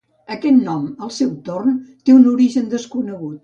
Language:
Catalan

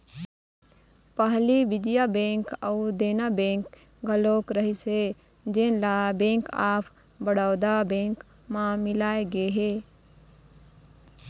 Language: Chhattisgarhi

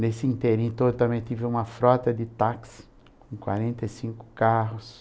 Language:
Portuguese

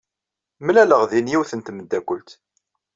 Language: Kabyle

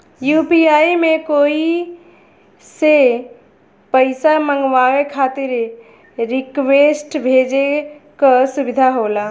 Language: Bhojpuri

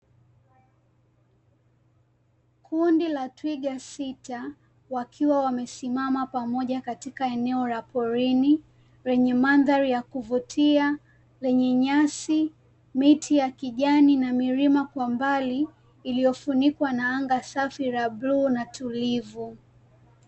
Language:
Swahili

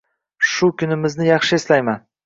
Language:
Uzbek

